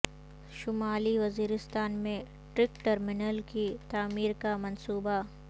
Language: Urdu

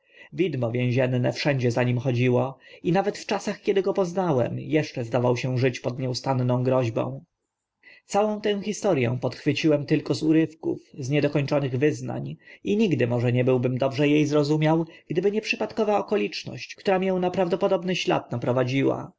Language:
Polish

